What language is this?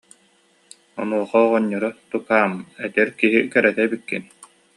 Yakut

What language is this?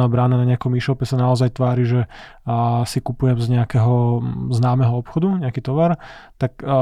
Slovak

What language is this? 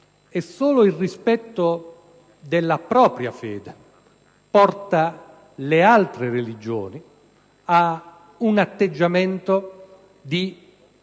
Italian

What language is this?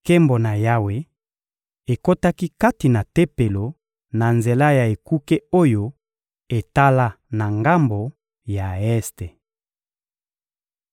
Lingala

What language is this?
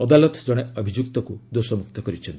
Odia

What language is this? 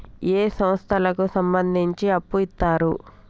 Telugu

